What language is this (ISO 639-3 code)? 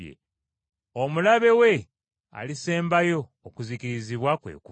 lug